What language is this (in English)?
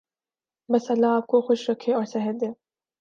Urdu